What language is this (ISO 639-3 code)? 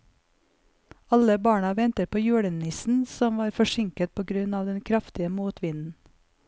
nor